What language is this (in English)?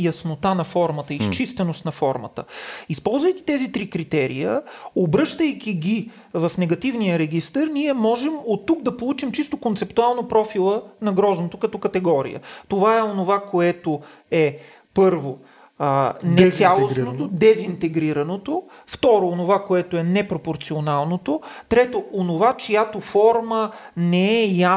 Bulgarian